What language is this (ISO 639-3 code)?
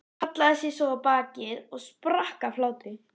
isl